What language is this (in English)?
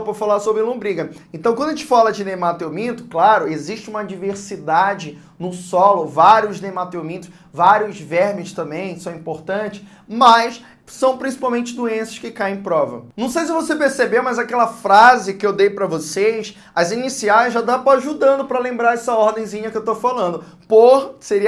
Portuguese